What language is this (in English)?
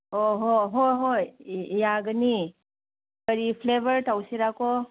Manipuri